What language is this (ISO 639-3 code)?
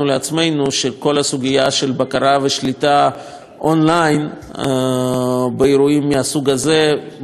heb